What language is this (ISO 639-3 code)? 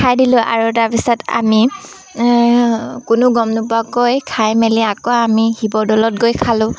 asm